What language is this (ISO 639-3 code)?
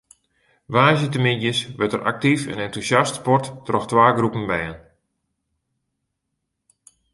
fry